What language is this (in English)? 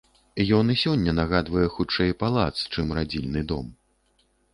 Belarusian